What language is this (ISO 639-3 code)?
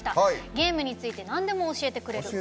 jpn